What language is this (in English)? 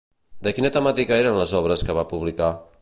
Catalan